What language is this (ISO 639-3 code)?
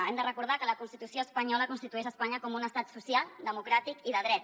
cat